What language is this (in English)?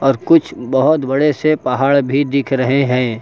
Hindi